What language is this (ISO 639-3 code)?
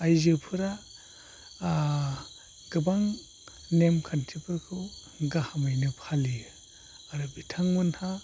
brx